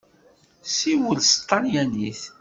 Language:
Kabyle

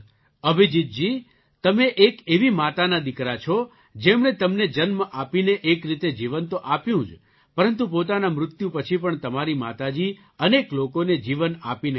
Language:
Gujarati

